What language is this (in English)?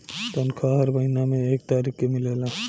Bhojpuri